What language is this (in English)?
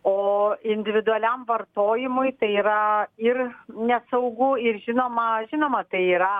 Lithuanian